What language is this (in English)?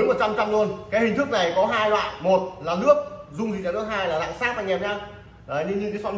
Vietnamese